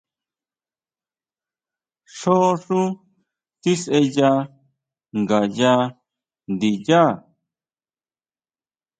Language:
Huautla Mazatec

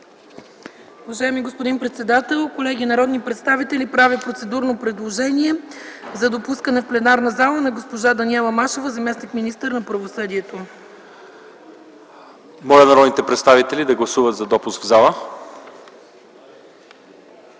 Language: Bulgarian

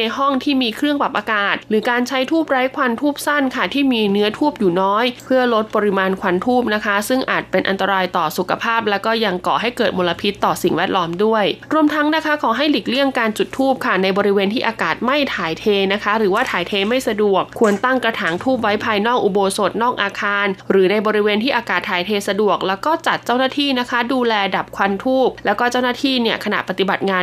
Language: Thai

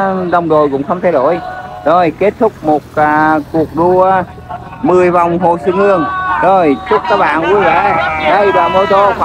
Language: Vietnamese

